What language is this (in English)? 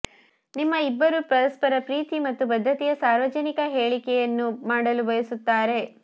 Kannada